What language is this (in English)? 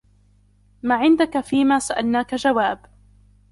Arabic